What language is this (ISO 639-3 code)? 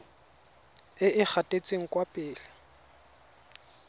tsn